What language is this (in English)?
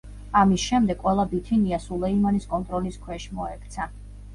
Georgian